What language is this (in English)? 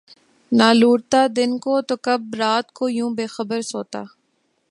Urdu